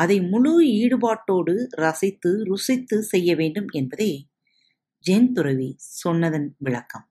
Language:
Tamil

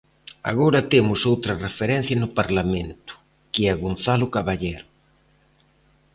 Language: Galician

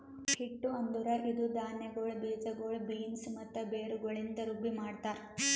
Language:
Kannada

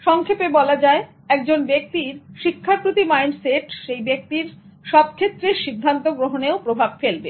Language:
Bangla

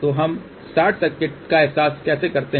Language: Hindi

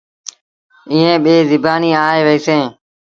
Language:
Sindhi Bhil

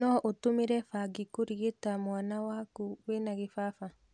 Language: Kikuyu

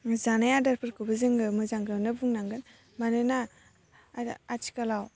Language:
Bodo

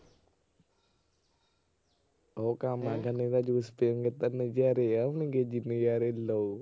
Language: Punjabi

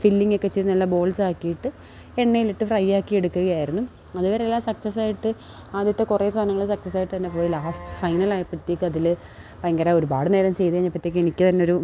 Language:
Malayalam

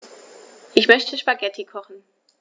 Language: German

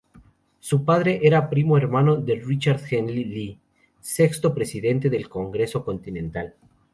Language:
Spanish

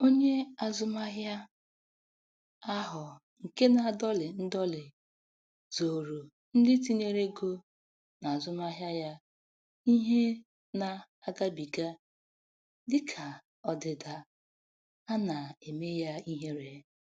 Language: Igbo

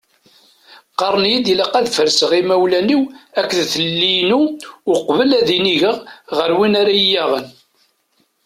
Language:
Kabyle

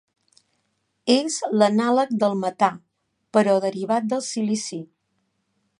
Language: Catalan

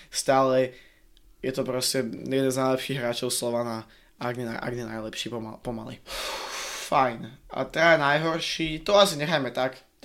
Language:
Slovak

